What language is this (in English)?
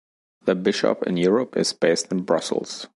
English